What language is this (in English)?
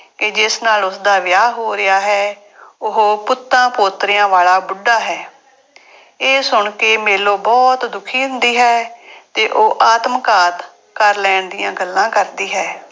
Punjabi